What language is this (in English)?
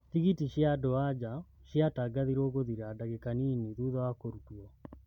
Kikuyu